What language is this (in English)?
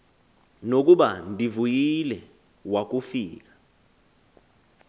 Xhosa